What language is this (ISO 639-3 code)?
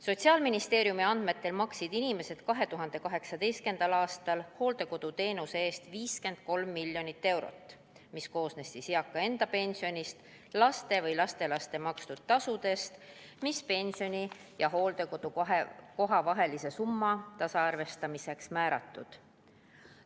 est